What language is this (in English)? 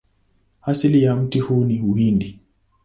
Swahili